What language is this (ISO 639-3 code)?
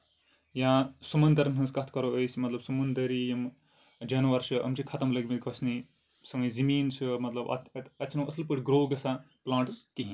kas